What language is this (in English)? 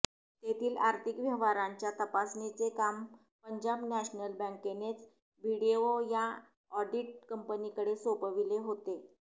Marathi